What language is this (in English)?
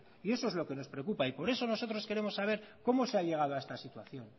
Spanish